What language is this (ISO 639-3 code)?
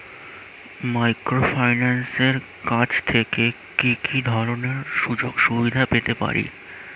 ben